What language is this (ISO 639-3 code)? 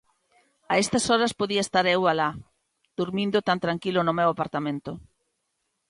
glg